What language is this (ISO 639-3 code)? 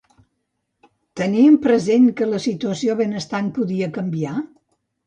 cat